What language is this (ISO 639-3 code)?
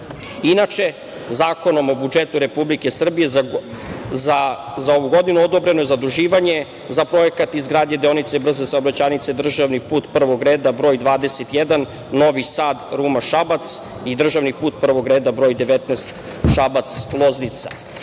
srp